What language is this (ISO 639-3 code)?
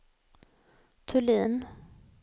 swe